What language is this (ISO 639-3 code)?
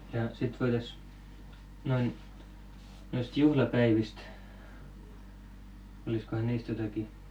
fin